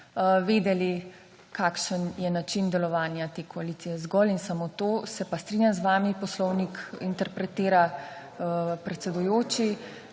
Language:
Slovenian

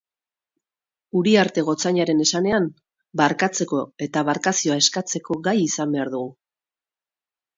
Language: Basque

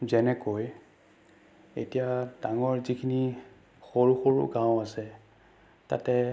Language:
Assamese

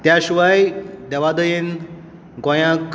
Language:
Konkani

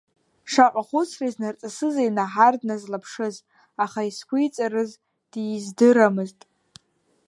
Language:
Abkhazian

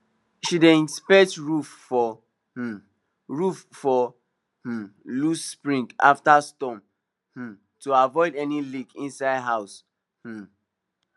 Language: Nigerian Pidgin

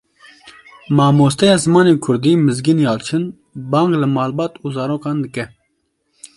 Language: Kurdish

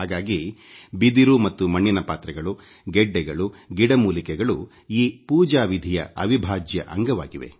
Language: Kannada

